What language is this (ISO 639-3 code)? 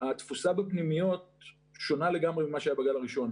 heb